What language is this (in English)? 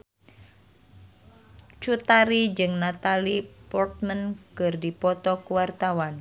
Sundanese